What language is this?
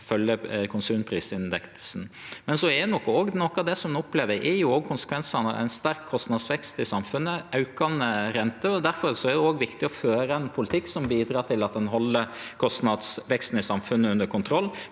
Norwegian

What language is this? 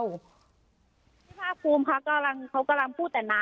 Thai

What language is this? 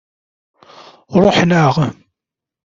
Kabyle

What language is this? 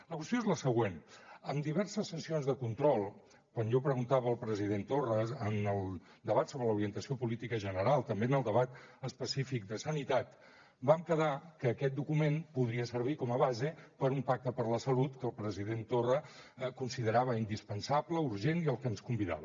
Catalan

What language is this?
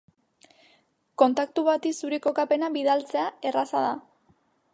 Basque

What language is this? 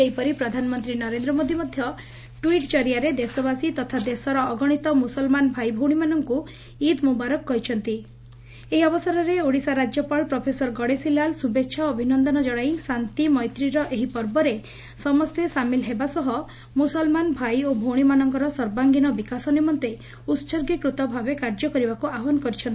Odia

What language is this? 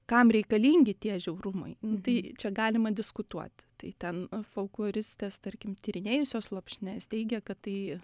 Lithuanian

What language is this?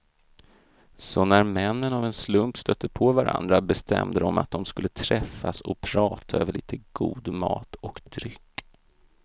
Swedish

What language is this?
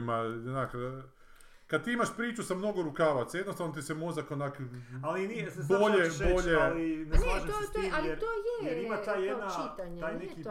Croatian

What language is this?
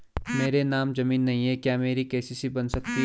Hindi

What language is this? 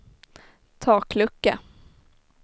Swedish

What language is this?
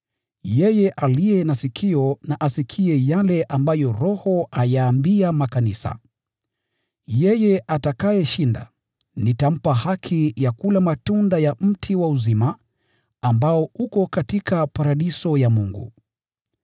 Swahili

